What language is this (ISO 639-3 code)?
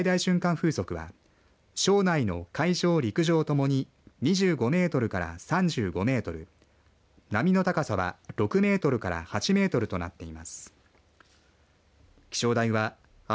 jpn